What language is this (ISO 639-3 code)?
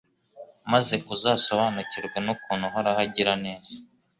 kin